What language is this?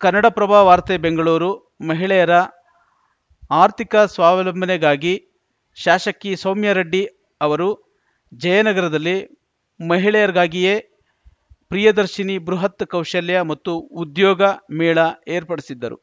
Kannada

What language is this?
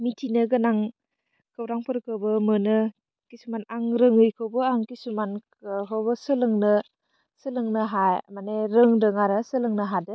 Bodo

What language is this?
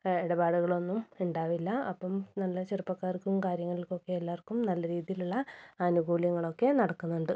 Malayalam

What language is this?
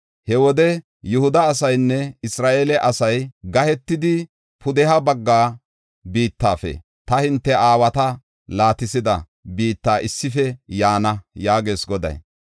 Gofa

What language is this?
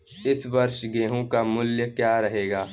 Hindi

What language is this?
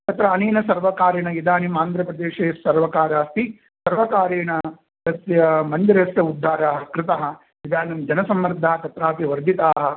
Sanskrit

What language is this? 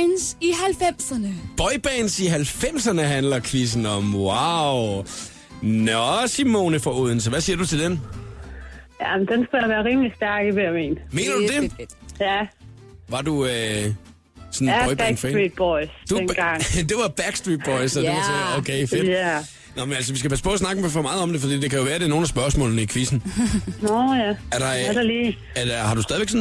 Danish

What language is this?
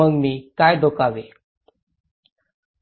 Marathi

